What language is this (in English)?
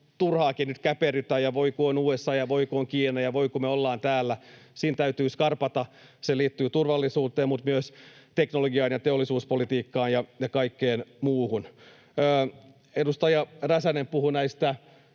Finnish